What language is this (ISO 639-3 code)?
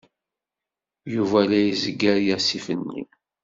kab